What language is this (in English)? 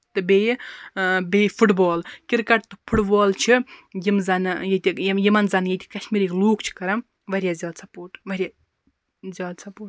Kashmiri